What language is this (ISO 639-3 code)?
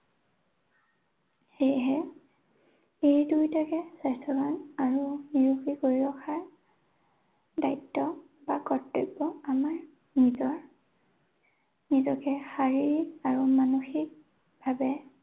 asm